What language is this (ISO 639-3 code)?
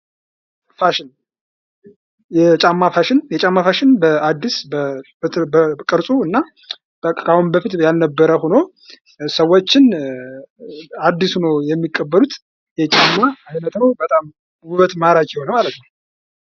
amh